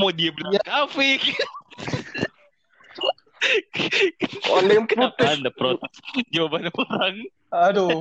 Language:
Indonesian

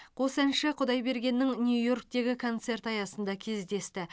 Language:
Kazakh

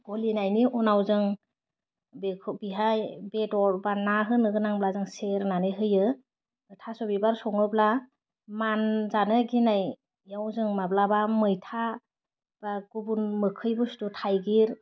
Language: Bodo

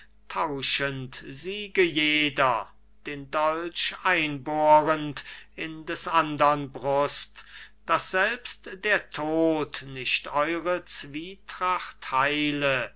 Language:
German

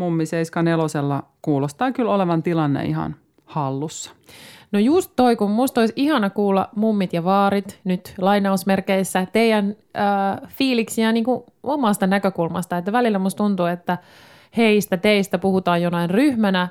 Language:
Finnish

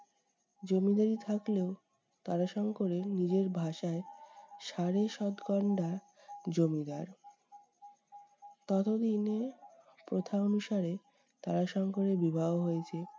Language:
Bangla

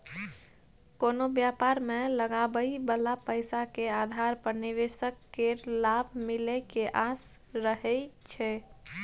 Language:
Maithili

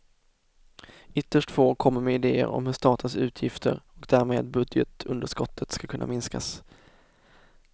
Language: Swedish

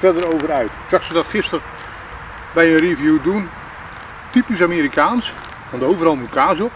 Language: Dutch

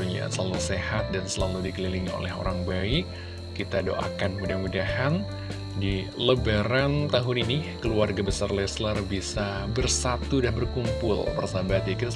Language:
Indonesian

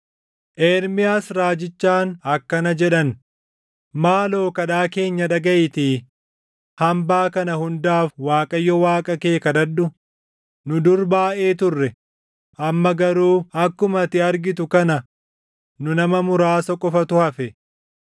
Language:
Oromo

